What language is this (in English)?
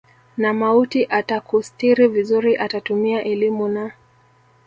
Swahili